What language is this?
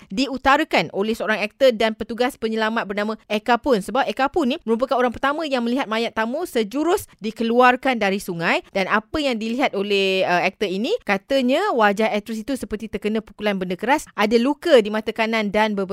Malay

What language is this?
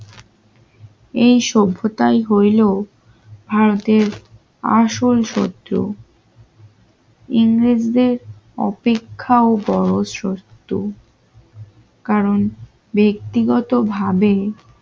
Bangla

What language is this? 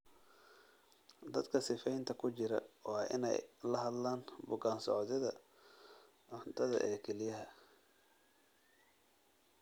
Somali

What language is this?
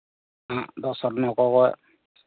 Santali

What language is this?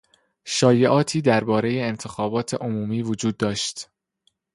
Persian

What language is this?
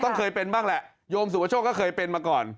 Thai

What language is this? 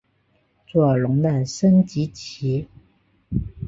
Chinese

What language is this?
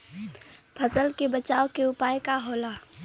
Bhojpuri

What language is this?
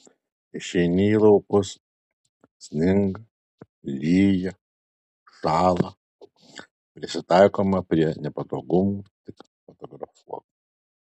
Lithuanian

